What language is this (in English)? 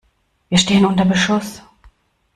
German